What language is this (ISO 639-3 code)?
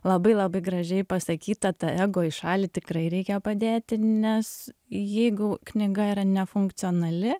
lit